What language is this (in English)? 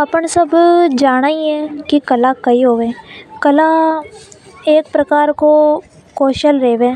Hadothi